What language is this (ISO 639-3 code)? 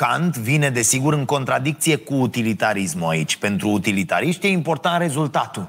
ron